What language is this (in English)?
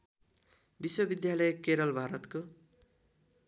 Nepali